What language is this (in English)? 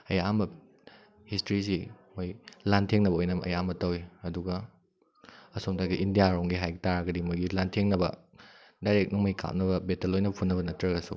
Manipuri